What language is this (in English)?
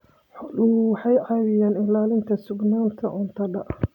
Somali